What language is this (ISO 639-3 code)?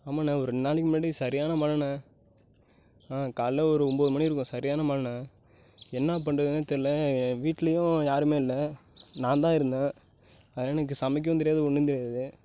tam